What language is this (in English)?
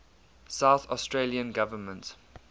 English